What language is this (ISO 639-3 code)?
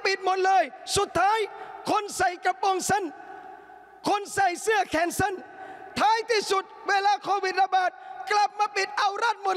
tha